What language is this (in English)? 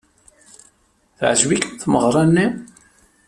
Kabyle